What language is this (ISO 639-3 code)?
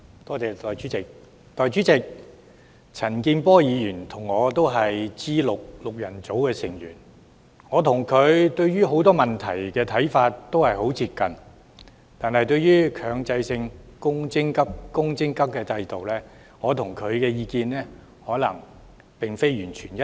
yue